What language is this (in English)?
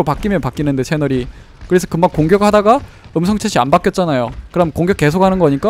Korean